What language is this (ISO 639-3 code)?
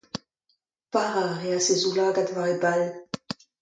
bre